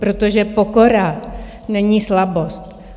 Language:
Czech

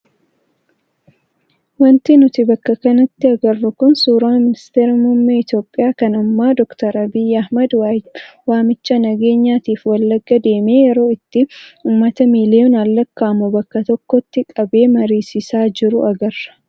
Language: Oromo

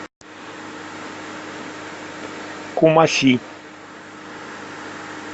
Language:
Russian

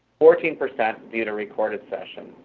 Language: English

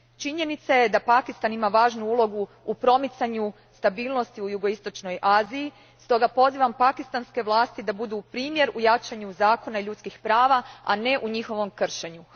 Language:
Croatian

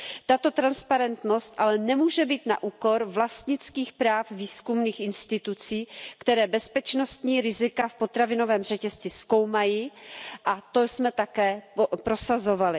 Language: Czech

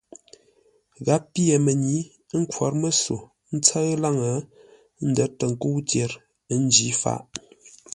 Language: Ngombale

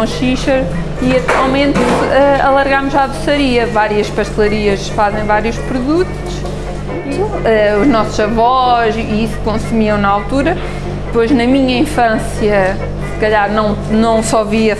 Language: Portuguese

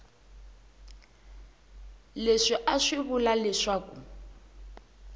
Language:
Tsonga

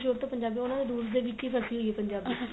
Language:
Punjabi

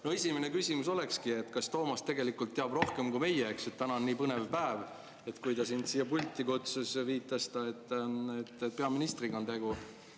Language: Estonian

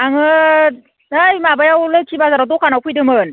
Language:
Bodo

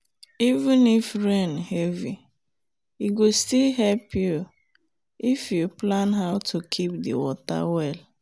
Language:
Nigerian Pidgin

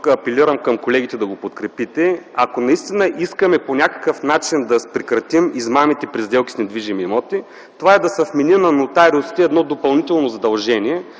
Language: Bulgarian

